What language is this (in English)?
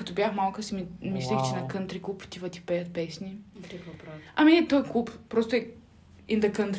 Bulgarian